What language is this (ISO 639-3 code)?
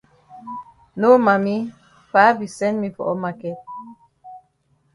wes